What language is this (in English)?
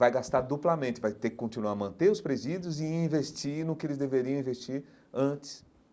Portuguese